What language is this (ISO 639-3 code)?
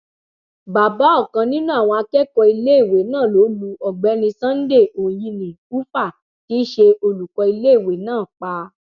yor